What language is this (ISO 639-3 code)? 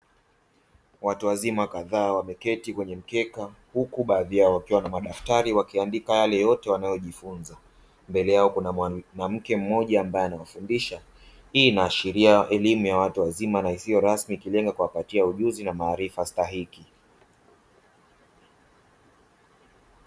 swa